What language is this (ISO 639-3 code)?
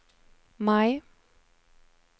swe